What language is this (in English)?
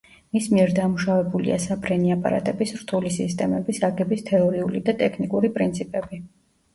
Georgian